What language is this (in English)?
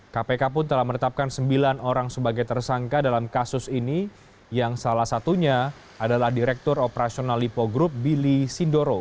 Indonesian